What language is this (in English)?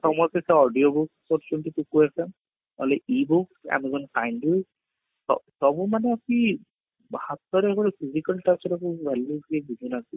Odia